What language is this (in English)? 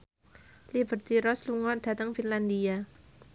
Javanese